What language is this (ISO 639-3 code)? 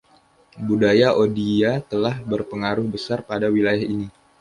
ind